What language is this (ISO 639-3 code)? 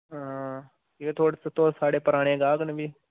doi